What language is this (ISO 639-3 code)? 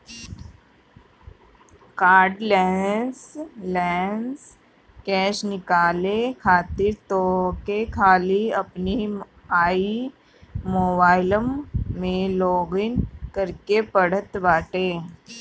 bho